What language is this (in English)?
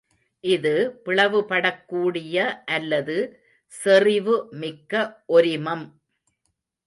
Tamil